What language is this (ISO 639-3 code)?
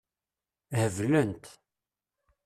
kab